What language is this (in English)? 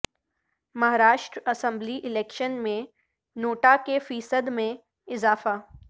Urdu